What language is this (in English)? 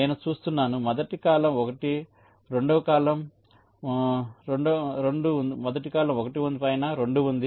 Telugu